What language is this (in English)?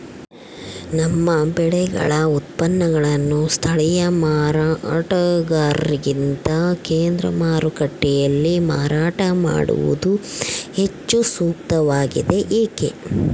Kannada